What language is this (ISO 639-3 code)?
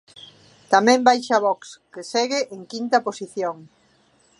glg